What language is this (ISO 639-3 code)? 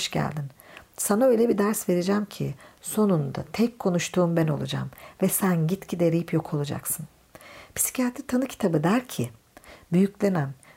tur